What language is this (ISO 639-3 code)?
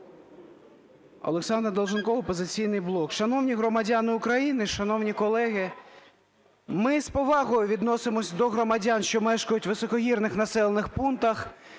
ukr